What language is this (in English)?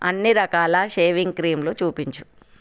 Telugu